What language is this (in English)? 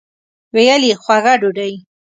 Pashto